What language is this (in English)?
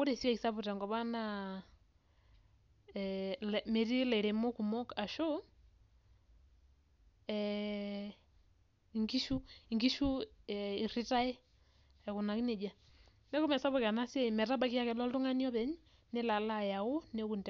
Masai